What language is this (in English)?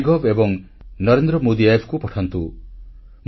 Odia